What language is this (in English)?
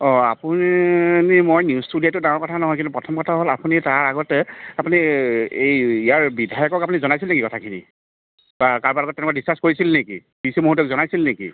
Assamese